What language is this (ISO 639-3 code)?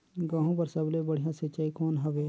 hne